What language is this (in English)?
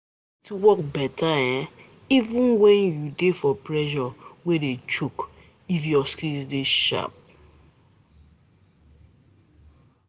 Nigerian Pidgin